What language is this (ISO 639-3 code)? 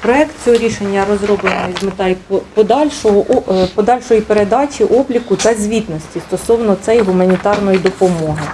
ukr